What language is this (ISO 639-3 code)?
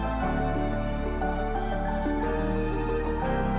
ind